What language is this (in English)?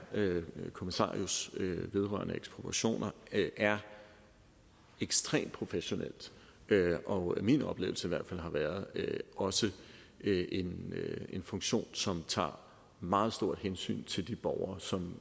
Danish